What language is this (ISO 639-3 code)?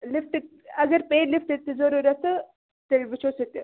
kas